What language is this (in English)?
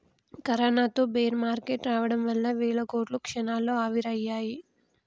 Telugu